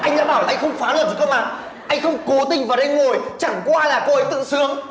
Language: Vietnamese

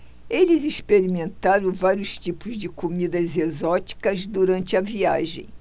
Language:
Portuguese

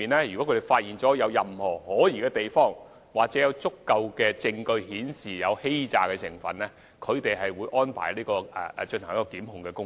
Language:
Cantonese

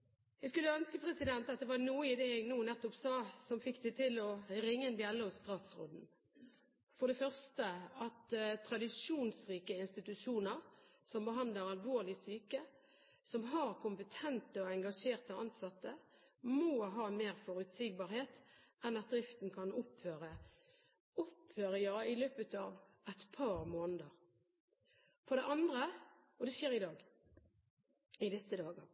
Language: Norwegian Bokmål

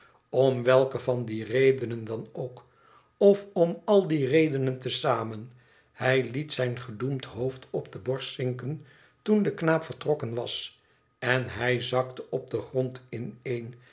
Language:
Dutch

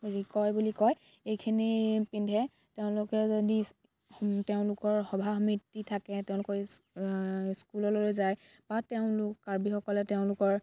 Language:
Assamese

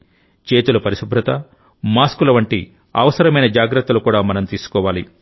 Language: Telugu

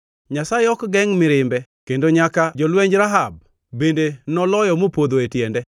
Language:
Luo (Kenya and Tanzania)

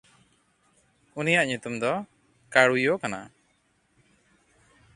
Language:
Santali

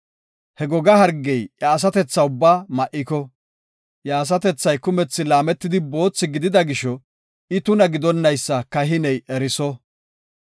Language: Gofa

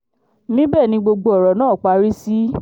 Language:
Yoruba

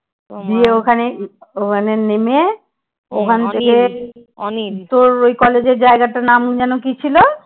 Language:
Bangla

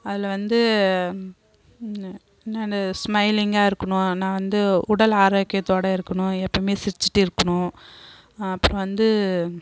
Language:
Tamil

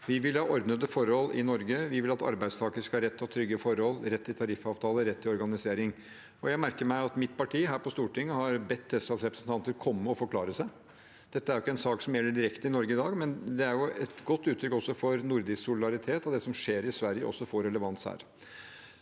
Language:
Norwegian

